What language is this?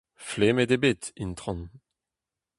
Breton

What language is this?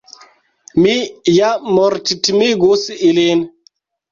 Esperanto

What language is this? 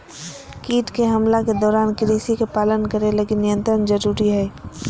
Magahi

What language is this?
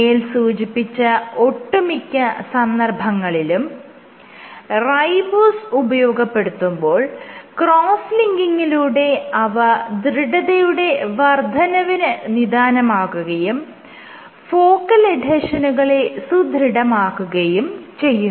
Malayalam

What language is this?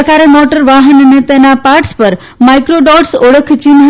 Gujarati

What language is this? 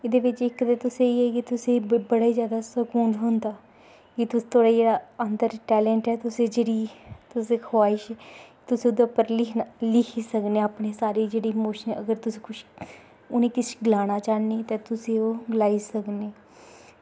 Dogri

